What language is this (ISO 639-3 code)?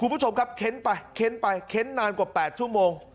tha